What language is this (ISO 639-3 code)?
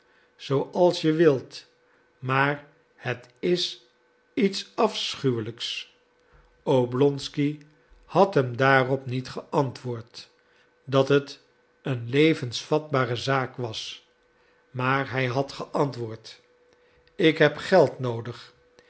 nld